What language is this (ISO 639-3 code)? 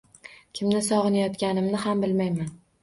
uzb